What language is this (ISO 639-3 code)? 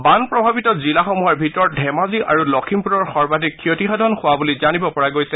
asm